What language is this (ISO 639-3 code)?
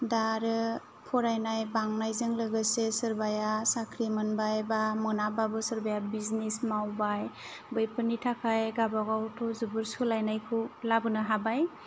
brx